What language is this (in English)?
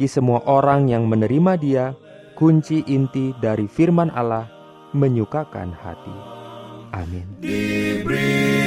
Indonesian